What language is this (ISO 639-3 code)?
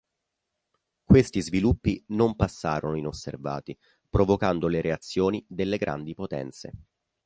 ita